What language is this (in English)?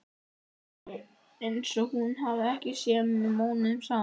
Icelandic